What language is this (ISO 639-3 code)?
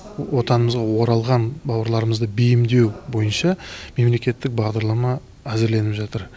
kaz